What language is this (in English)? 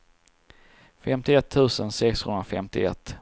Swedish